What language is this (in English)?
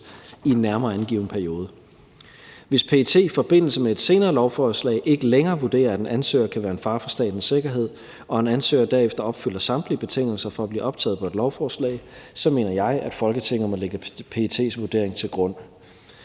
Danish